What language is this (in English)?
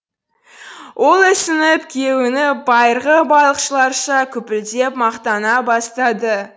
Kazakh